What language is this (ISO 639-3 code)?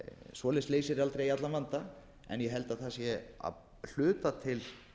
isl